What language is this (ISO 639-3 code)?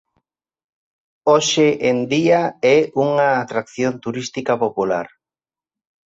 glg